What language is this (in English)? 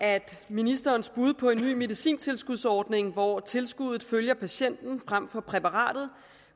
Danish